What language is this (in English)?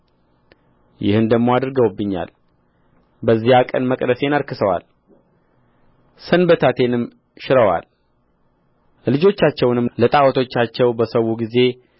Amharic